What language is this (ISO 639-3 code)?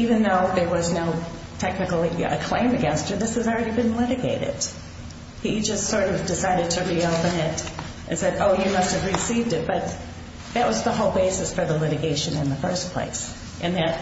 eng